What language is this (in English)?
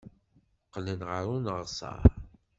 Kabyle